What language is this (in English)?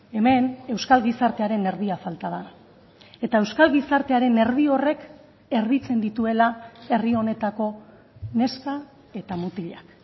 Basque